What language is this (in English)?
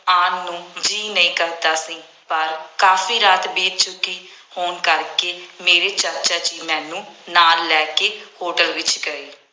Punjabi